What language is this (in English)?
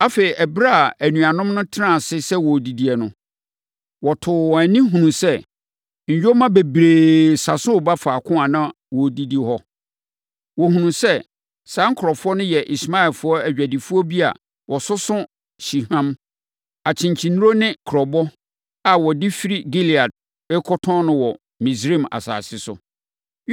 Akan